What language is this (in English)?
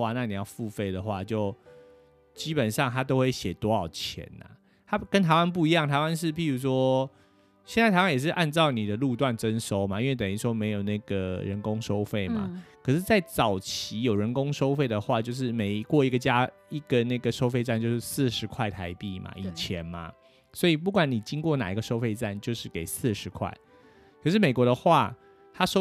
Chinese